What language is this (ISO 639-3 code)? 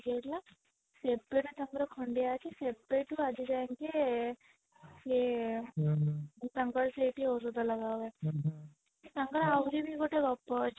ori